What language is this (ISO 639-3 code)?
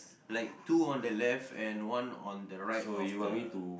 eng